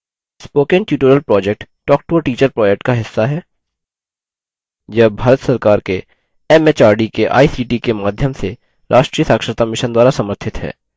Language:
Hindi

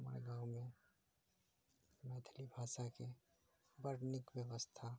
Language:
Maithili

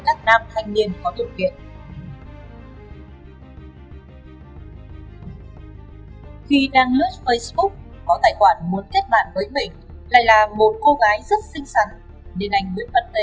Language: Vietnamese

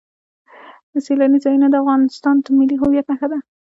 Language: Pashto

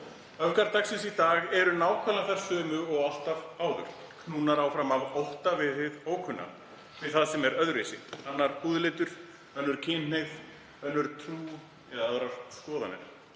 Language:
Icelandic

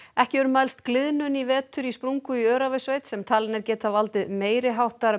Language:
Icelandic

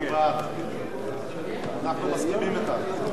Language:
Hebrew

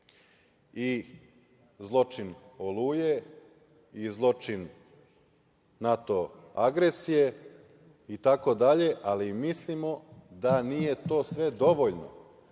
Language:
Serbian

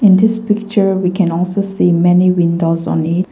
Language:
English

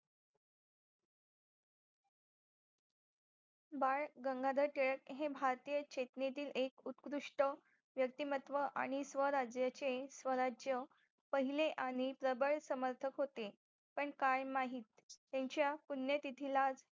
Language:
Marathi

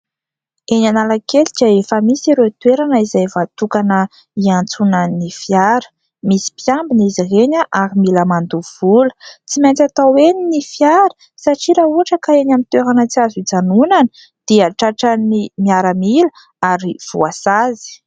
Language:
Malagasy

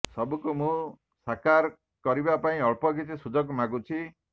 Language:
Odia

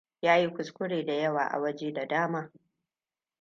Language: Hausa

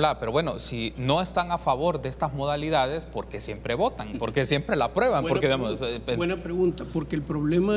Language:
Spanish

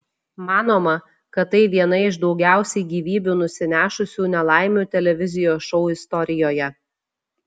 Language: Lithuanian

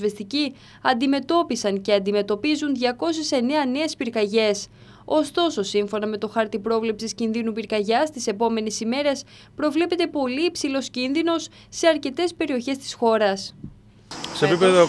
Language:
Greek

